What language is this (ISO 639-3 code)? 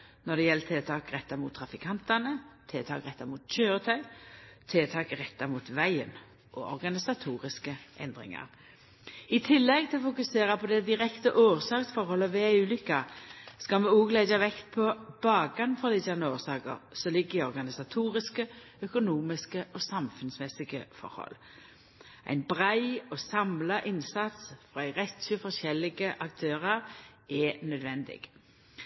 nno